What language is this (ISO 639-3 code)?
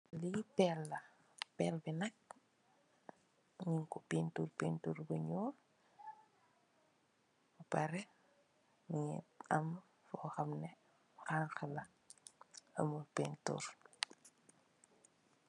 wol